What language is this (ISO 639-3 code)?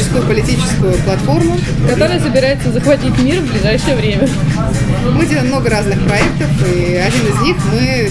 rus